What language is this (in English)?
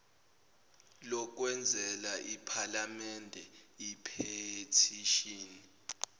Zulu